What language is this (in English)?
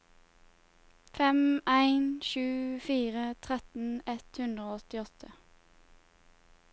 Norwegian